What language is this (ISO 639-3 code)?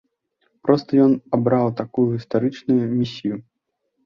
bel